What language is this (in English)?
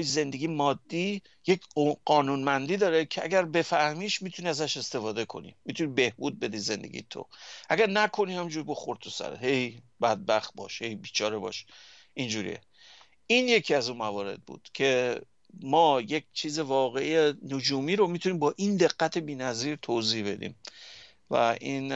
Persian